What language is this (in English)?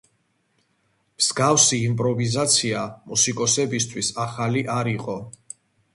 Georgian